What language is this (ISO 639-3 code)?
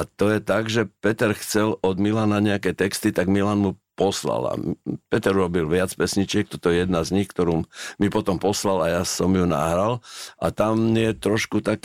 slk